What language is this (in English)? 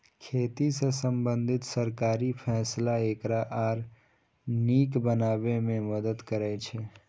Maithili